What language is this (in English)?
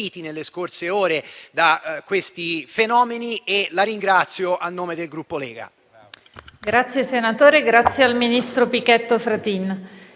Italian